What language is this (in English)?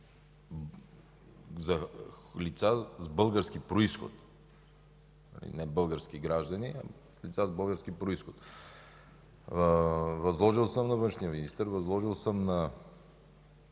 Bulgarian